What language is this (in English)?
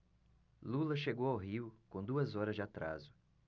Portuguese